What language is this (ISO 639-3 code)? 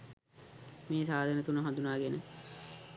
sin